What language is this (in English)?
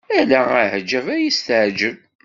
Kabyle